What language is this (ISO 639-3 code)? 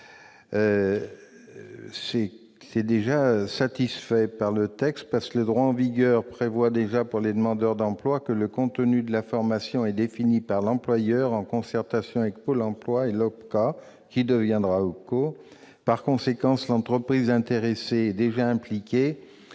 fra